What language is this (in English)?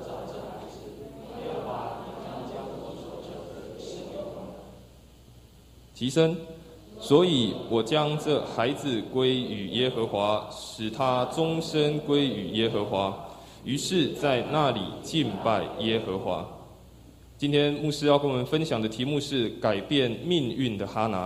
Chinese